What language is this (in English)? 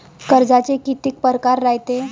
Marathi